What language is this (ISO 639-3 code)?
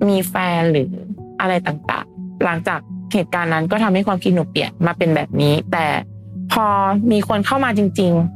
tha